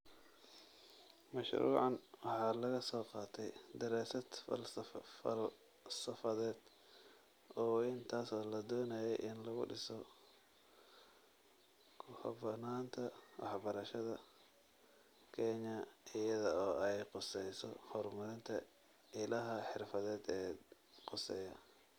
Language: Somali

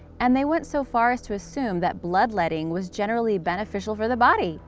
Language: English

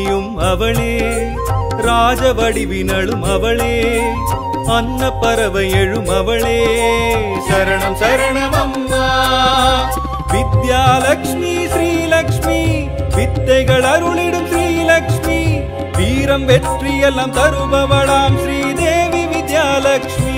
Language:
Kannada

